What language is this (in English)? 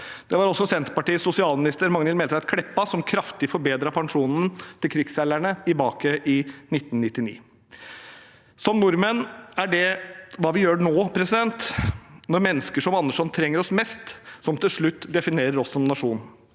Norwegian